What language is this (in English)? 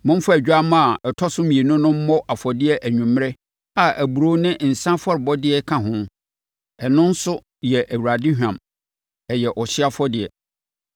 Akan